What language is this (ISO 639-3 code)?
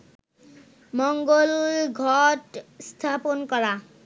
ben